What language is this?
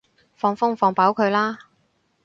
Cantonese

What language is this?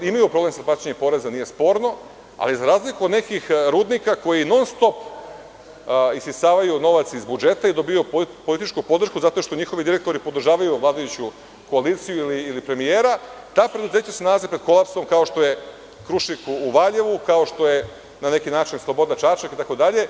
Serbian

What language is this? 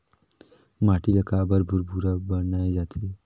Chhattisgarhi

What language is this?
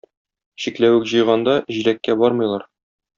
Tatar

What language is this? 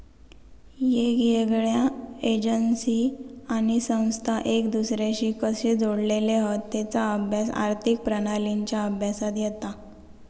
Marathi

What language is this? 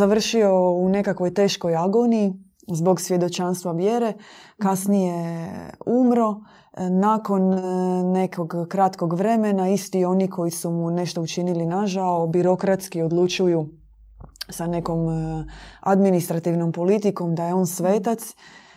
Croatian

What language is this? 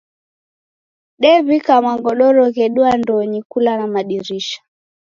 Taita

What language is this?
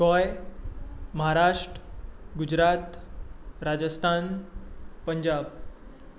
Konkani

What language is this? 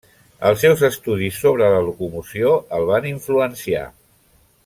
Catalan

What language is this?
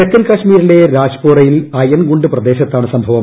Malayalam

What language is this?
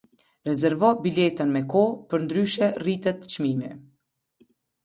Albanian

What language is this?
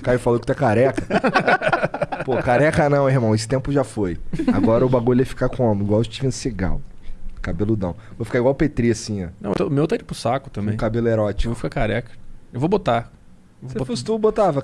Portuguese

